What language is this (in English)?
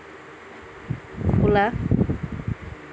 Assamese